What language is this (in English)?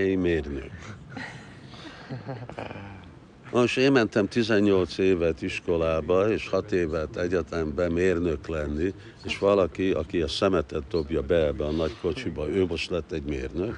Hungarian